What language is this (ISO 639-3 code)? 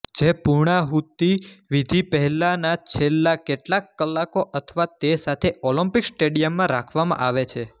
guj